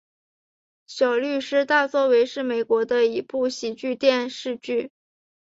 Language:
Chinese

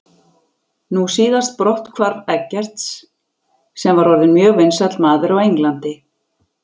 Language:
Icelandic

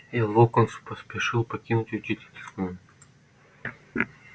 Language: Russian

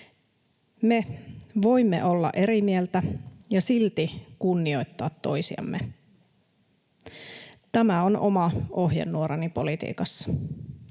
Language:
Finnish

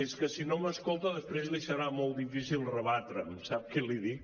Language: Catalan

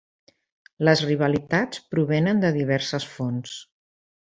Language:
Catalan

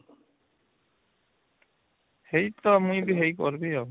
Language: Odia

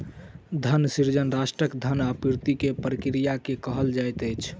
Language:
Maithili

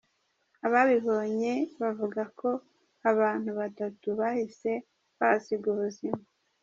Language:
Kinyarwanda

